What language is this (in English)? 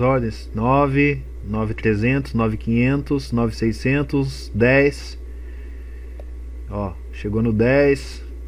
Portuguese